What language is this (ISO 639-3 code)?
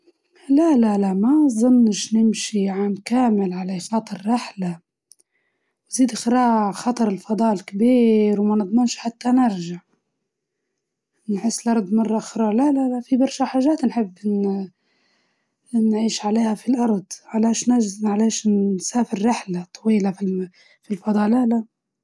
ayl